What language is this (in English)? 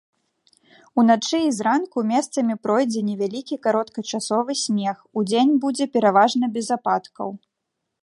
Belarusian